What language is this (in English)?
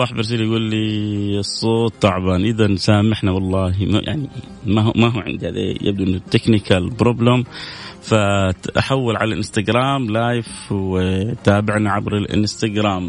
Arabic